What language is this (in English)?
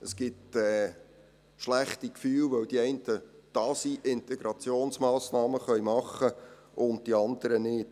Swiss German